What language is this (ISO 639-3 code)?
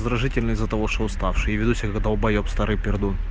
rus